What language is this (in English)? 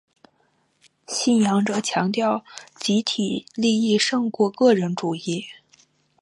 Chinese